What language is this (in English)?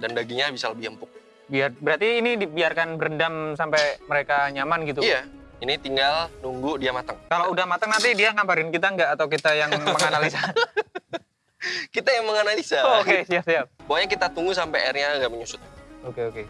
Indonesian